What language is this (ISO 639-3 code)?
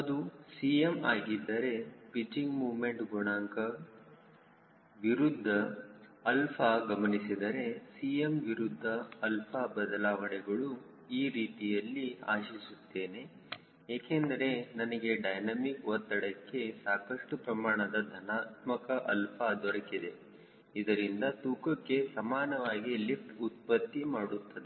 kan